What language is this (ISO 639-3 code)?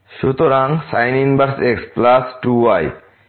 ben